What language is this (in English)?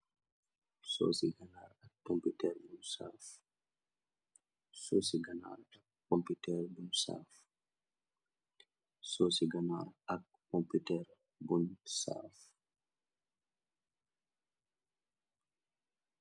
Wolof